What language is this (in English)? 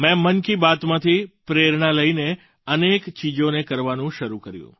Gujarati